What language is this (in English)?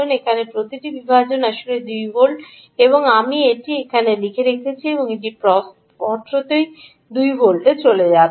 Bangla